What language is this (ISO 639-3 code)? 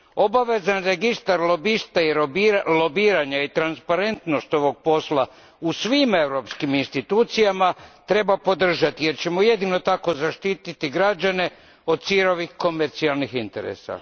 hrv